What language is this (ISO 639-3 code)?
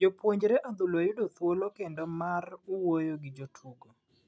luo